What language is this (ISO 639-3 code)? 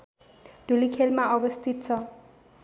nep